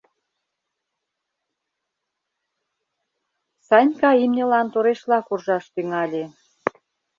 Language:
Mari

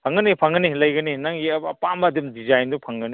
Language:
Manipuri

